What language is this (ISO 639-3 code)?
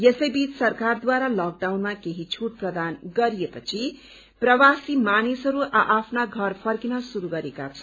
nep